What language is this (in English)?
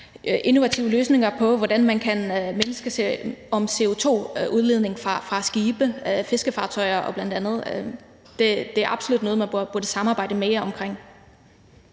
Danish